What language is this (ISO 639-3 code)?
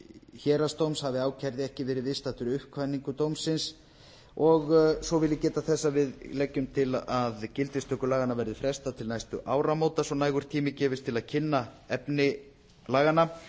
isl